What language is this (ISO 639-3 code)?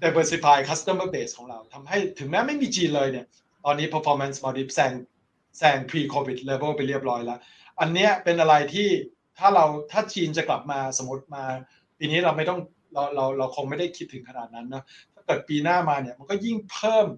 tha